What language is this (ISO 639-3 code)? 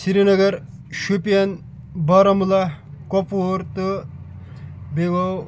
kas